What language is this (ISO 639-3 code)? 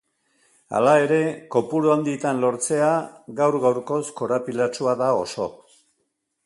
eus